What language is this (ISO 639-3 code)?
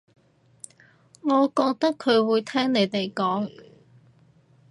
yue